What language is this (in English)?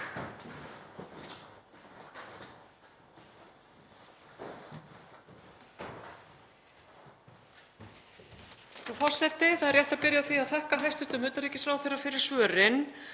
Icelandic